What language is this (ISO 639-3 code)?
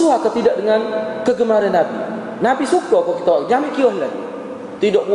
msa